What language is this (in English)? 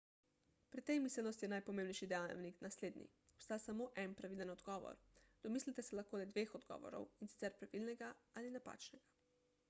Slovenian